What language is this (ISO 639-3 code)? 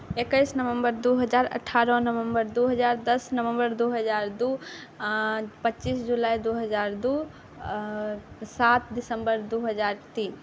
mai